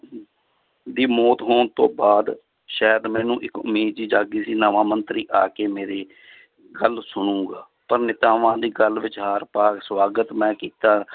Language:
Punjabi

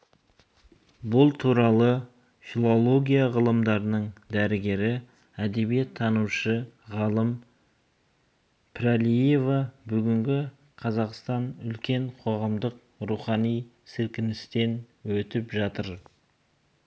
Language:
Kazakh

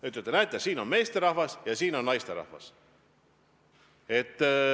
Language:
Estonian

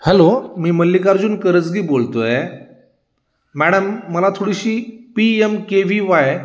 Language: Marathi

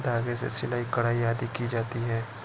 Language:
Hindi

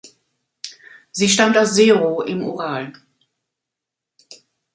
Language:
German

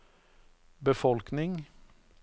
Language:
Norwegian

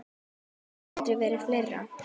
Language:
Icelandic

